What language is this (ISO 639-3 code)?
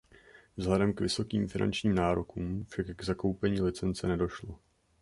ces